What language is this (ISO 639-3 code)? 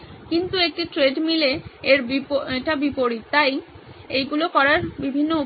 ben